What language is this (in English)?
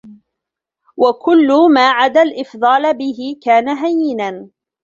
Arabic